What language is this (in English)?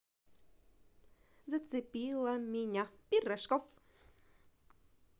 Russian